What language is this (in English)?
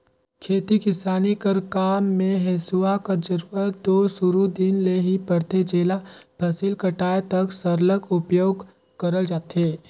Chhattisgarhi